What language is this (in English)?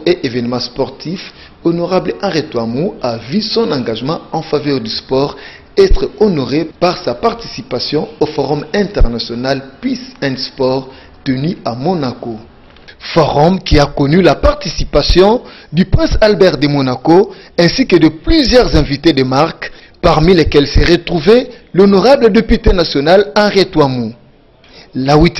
French